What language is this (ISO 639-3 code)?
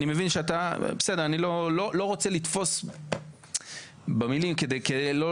heb